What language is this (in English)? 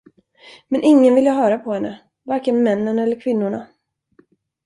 Swedish